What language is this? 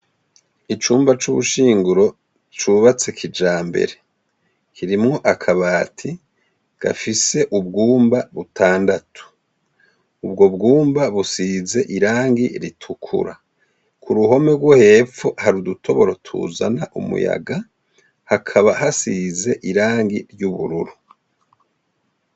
Rundi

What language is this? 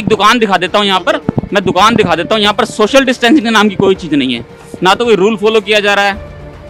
Hindi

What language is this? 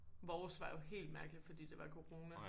Danish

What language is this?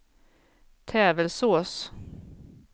Swedish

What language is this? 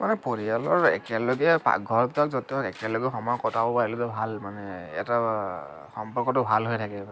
Assamese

